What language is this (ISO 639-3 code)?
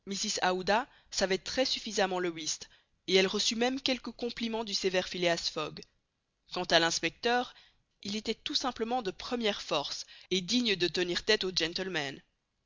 fra